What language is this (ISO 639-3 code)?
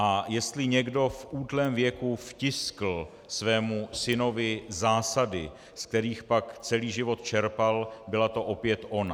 ces